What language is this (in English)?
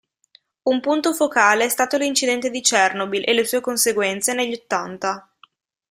Italian